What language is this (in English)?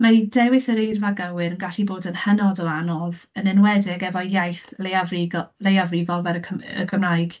Welsh